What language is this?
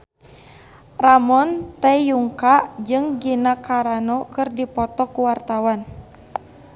Sundanese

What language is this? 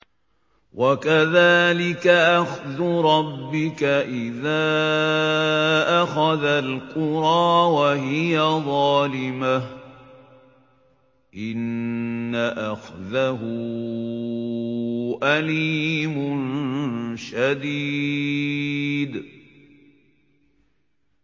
Arabic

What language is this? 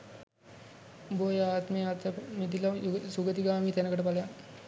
Sinhala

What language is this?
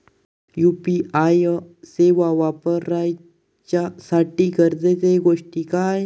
Marathi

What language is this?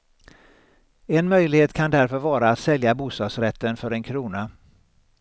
Swedish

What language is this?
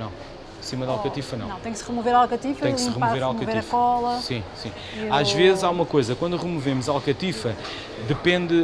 Portuguese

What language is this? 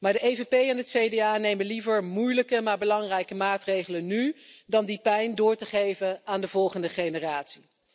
Dutch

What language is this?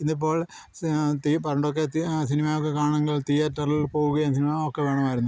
Malayalam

